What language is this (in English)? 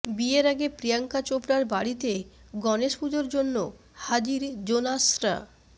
Bangla